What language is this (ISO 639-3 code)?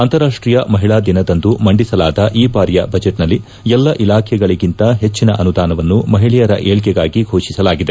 kan